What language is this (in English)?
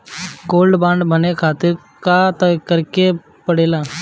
Bhojpuri